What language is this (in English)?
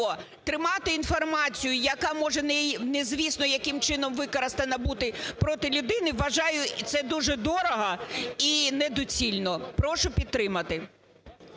Ukrainian